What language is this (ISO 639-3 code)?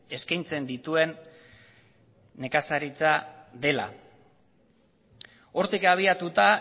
eus